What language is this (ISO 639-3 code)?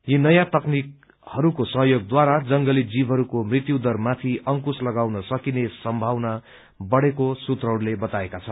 nep